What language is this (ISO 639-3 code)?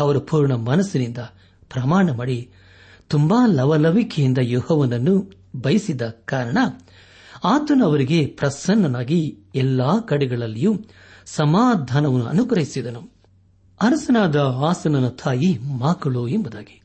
kan